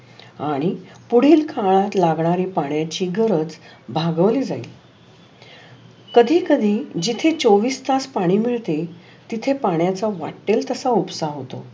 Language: Marathi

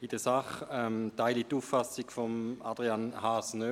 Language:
Swiss German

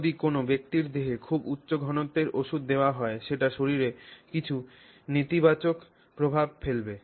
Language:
Bangla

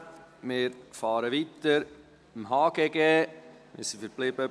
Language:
Swiss German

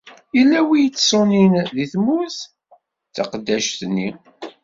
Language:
Kabyle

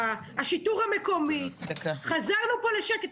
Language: Hebrew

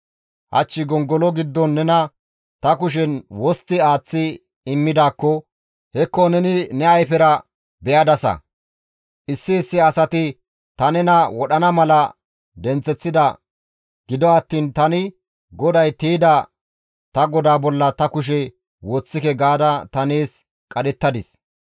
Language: Gamo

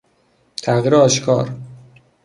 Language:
Persian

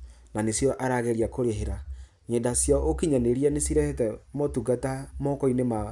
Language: Kikuyu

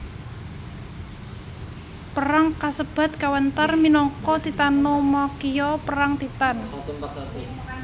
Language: Javanese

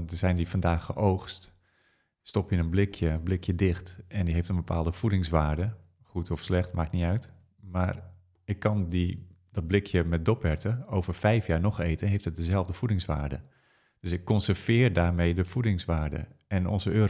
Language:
Dutch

